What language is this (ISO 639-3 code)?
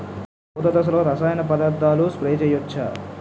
tel